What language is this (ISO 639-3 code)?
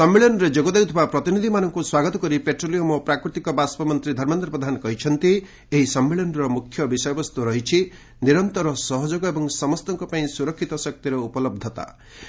ori